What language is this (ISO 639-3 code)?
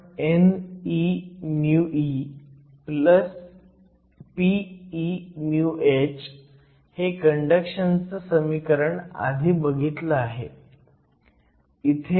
mar